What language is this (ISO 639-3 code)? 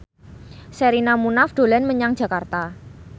jav